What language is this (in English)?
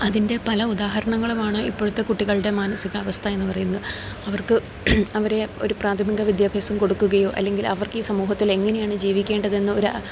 Malayalam